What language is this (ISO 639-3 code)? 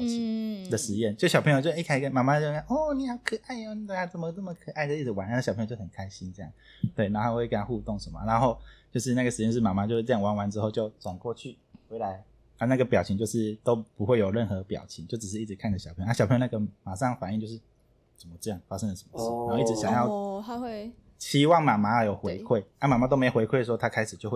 zho